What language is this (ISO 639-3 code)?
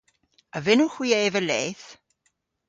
cor